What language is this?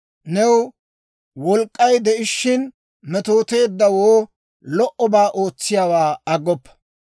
Dawro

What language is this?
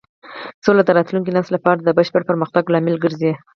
Pashto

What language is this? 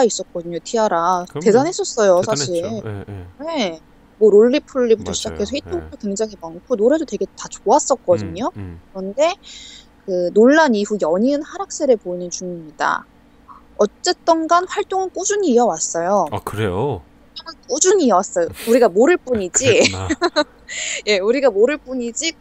Korean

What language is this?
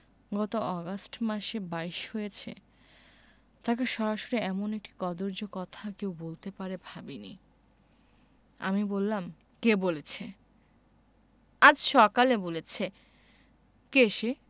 Bangla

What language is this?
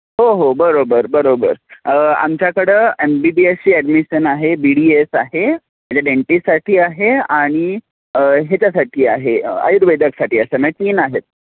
Marathi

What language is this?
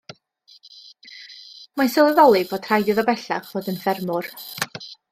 Welsh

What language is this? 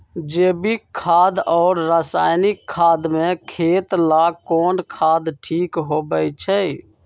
Magahi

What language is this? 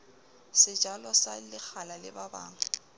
Southern Sotho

